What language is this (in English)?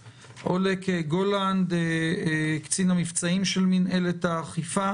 Hebrew